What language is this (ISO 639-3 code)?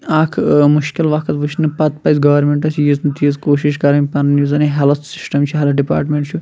kas